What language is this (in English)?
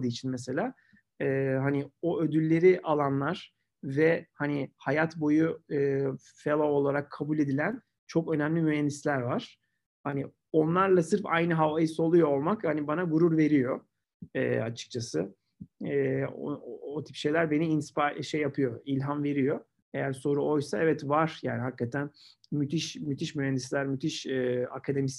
Turkish